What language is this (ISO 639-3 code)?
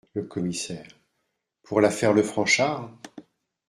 fra